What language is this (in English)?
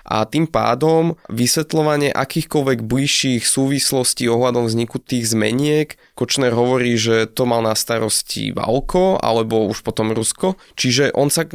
Slovak